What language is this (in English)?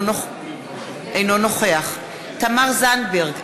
Hebrew